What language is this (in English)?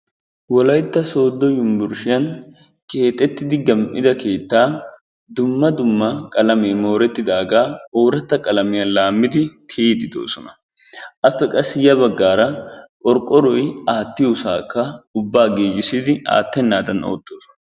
Wolaytta